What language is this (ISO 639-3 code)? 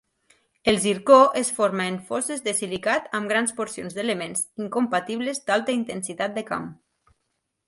cat